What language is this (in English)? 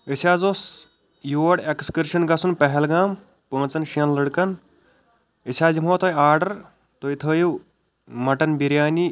Kashmiri